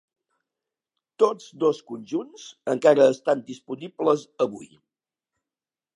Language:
Catalan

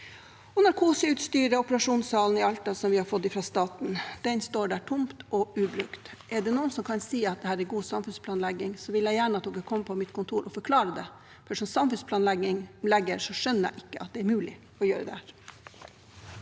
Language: Norwegian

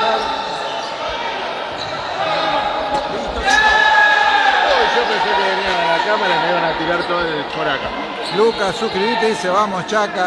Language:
Spanish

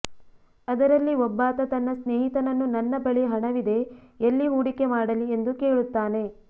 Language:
Kannada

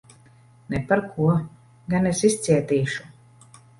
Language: Latvian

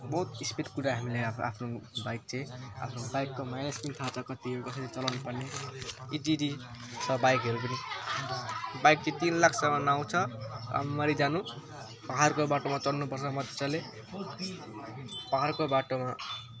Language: Nepali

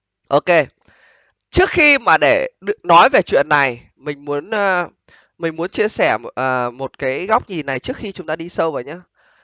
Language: Vietnamese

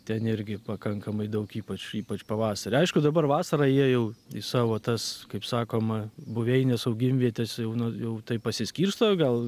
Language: Lithuanian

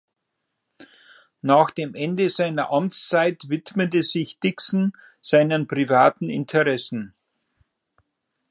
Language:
German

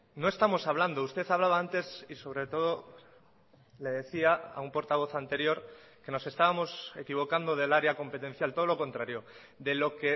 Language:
Spanish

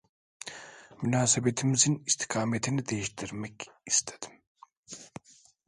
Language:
Turkish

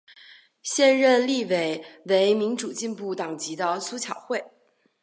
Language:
Chinese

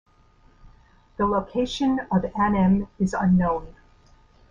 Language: English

